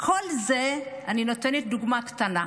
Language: Hebrew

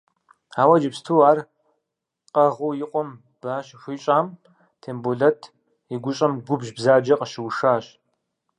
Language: Kabardian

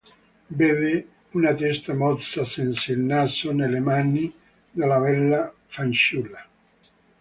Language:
Italian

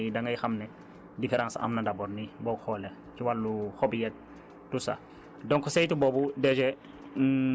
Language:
Wolof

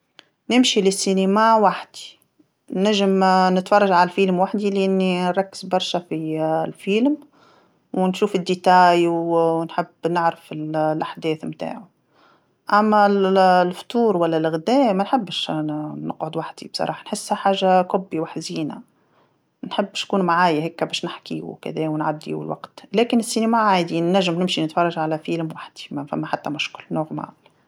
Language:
Tunisian Arabic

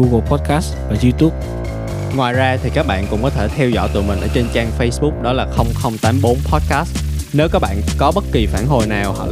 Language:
Vietnamese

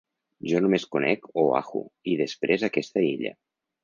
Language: Catalan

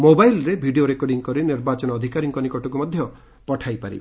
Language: Odia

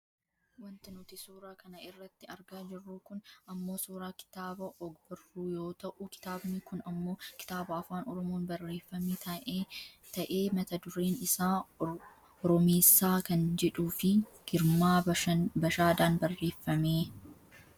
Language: Oromo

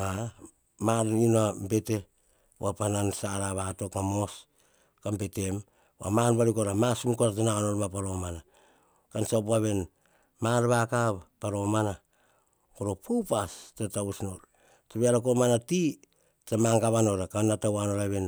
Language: Hahon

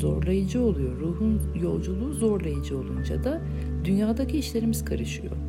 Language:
Turkish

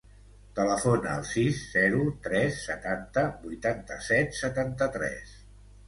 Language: Catalan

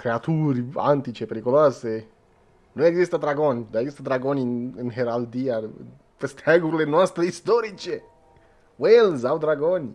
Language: Romanian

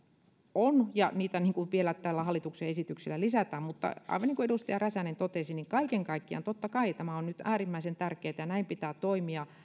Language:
Finnish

